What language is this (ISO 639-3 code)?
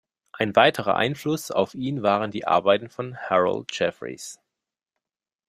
deu